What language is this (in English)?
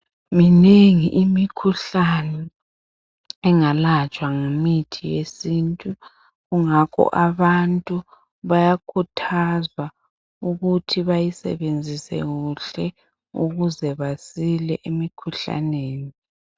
North Ndebele